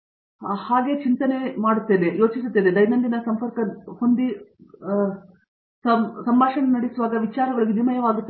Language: Kannada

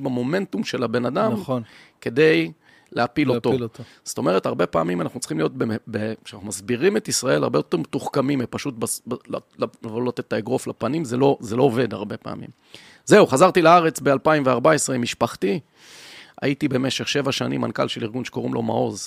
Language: Hebrew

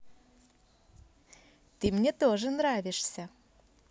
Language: Russian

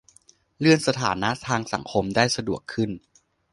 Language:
Thai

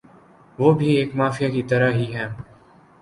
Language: Urdu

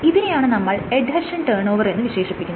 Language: Malayalam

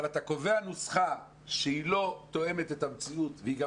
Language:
Hebrew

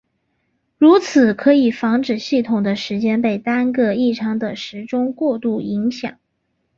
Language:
Chinese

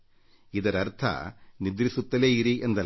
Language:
Kannada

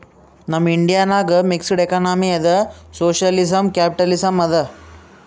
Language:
Kannada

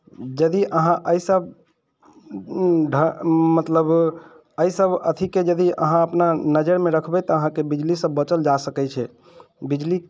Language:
Maithili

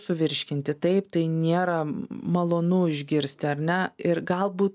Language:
Lithuanian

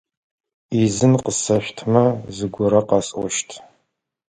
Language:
Adyghe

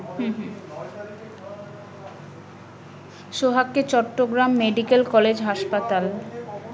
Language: Bangla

